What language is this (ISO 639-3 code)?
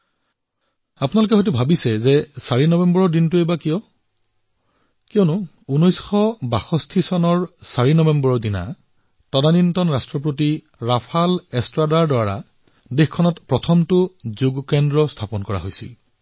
asm